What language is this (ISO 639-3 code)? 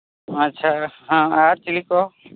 sat